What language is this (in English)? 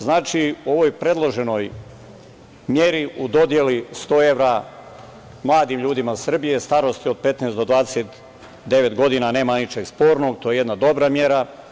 Serbian